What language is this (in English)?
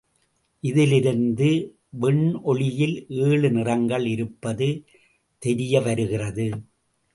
Tamil